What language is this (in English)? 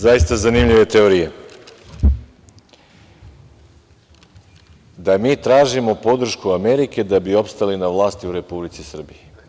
Serbian